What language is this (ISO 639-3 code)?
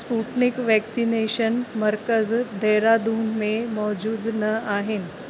snd